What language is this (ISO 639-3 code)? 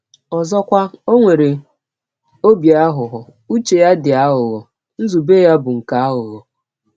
ibo